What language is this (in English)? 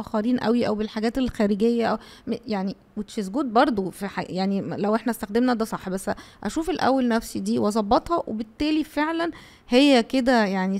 Arabic